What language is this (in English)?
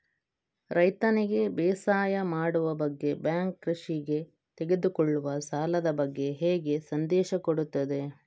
Kannada